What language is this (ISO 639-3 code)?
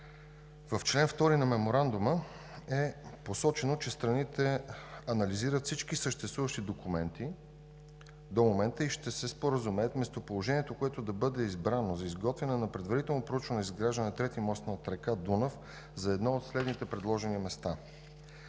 bul